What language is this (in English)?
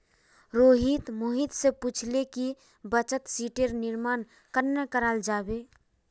Magahi